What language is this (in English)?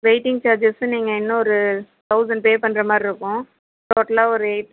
Tamil